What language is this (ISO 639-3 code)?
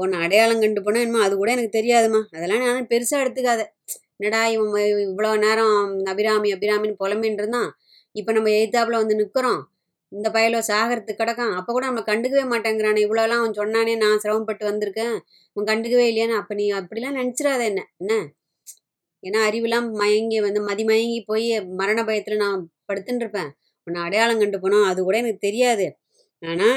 tam